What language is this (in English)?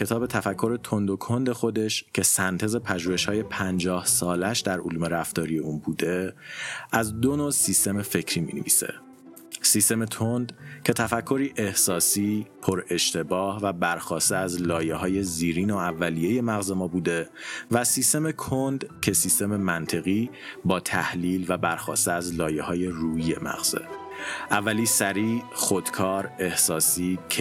Persian